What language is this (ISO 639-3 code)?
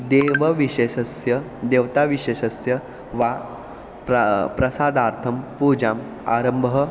san